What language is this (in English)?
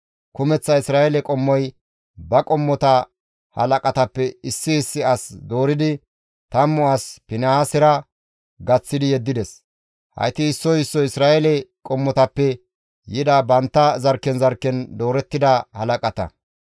Gamo